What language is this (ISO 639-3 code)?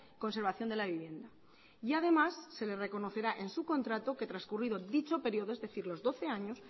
spa